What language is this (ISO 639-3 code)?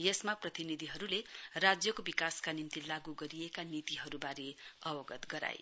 nep